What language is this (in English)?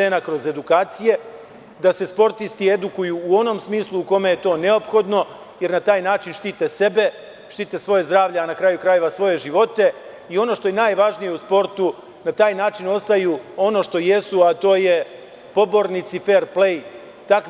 Serbian